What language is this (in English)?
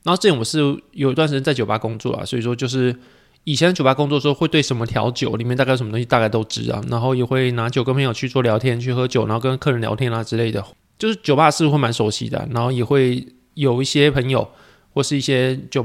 Chinese